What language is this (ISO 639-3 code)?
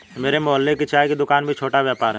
hin